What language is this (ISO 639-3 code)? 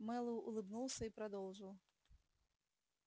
rus